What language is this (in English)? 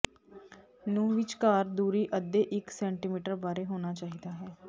Punjabi